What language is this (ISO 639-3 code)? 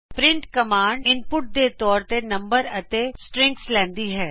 pan